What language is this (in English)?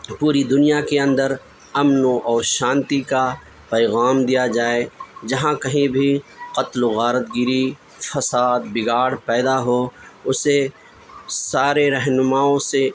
Urdu